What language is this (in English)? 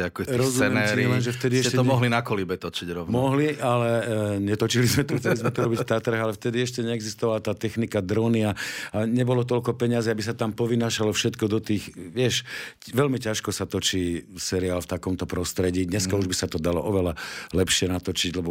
Slovak